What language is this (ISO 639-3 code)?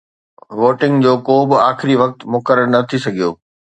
snd